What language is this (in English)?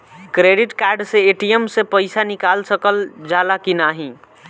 Bhojpuri